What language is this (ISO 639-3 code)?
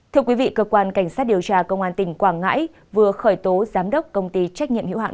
vie